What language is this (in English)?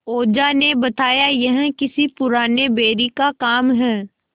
Hindi